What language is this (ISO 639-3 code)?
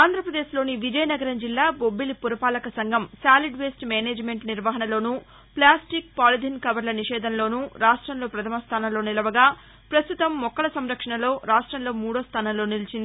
tel